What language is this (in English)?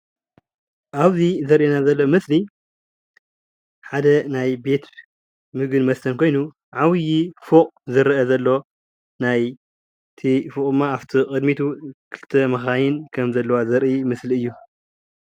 Tigrinya